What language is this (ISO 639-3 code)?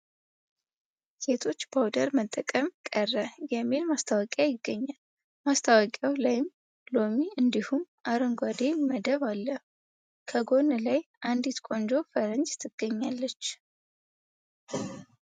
amh